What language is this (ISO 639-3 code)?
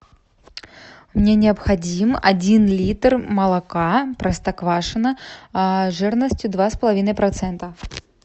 rus